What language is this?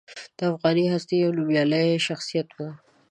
Pashto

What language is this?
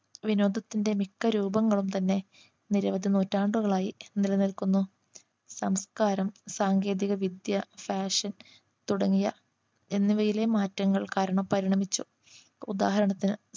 Malayalam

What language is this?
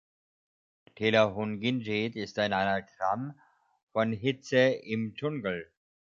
German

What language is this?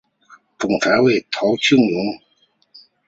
Chinese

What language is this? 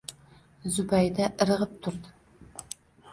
Uzbek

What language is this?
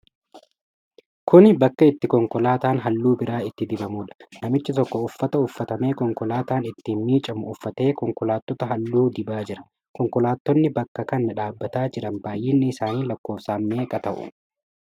Oromo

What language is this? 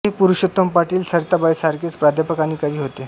Marathi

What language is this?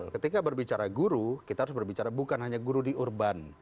Indonesian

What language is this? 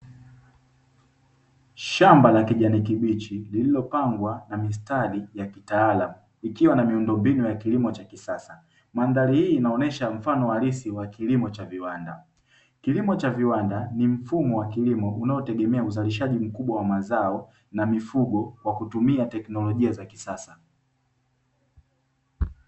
Swahili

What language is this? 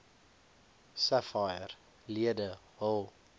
Afrikaans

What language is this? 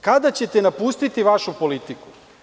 Serbian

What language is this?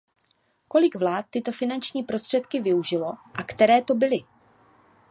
Czech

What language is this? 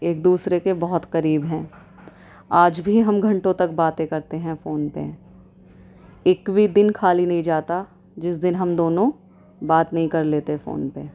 Urdu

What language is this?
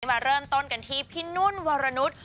Thai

